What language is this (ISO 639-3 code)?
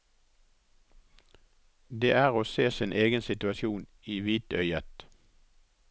nor